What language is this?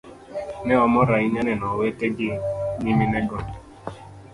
Luo (Kenya and Tanzania)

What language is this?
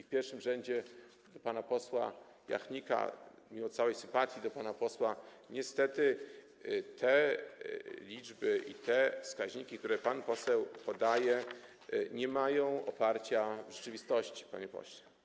Polish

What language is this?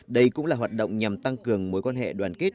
Vietnamese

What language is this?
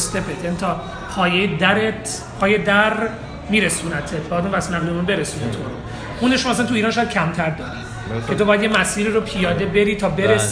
Persian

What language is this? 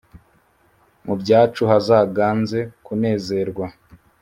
Kinyarwanda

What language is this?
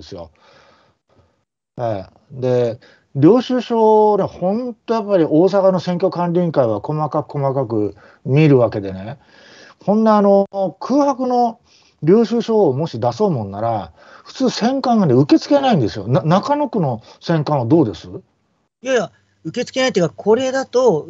Japanese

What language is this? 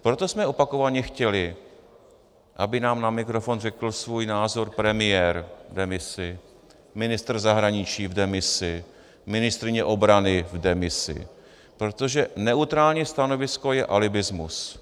Czech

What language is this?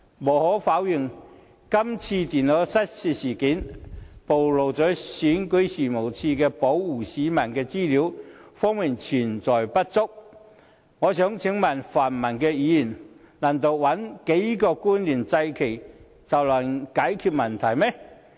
Cantonese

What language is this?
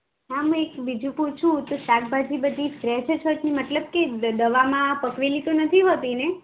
Gujarati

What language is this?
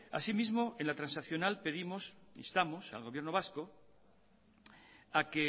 Spanish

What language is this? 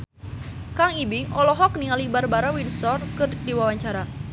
Sundanese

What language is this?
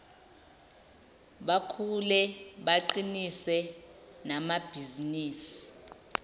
Zulu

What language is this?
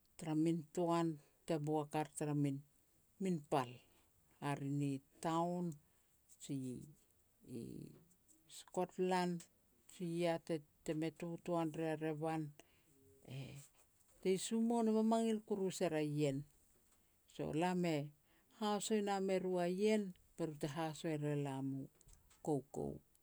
Petats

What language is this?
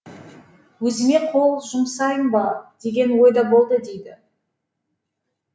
Kazakh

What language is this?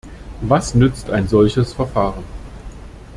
German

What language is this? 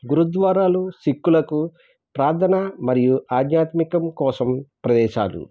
Telugu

